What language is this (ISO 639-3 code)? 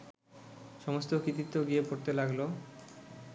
ben